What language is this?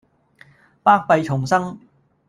Cantonese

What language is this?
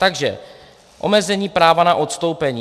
Czech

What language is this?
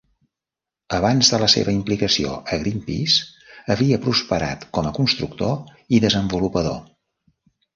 Catalan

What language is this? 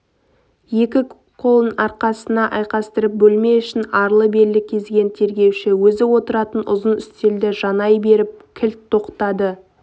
Kazakh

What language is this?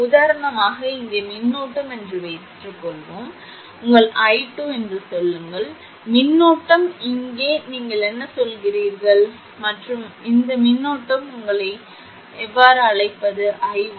Tamil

